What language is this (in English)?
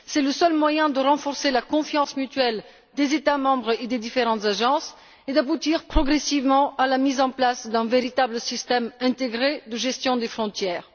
French